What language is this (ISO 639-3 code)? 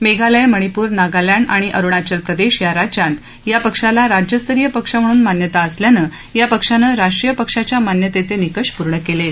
mar